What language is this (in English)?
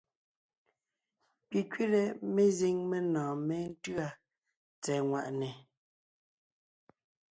Ngiemboon